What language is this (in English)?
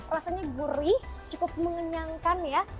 Indonesian